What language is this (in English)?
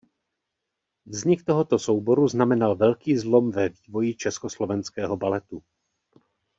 Czech